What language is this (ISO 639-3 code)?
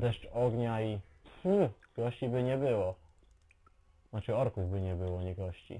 pol